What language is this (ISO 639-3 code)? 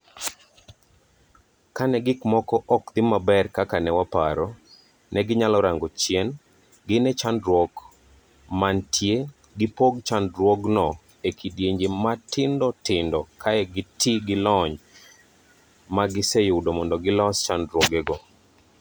luo